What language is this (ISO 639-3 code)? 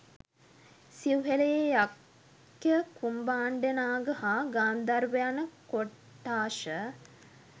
sin